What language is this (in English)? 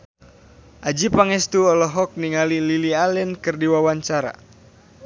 Sundanese